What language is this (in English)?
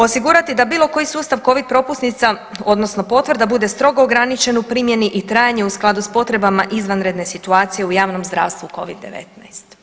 Croatian